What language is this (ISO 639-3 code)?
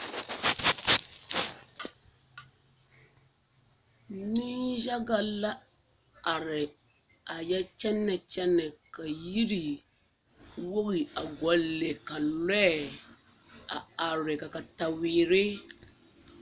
dga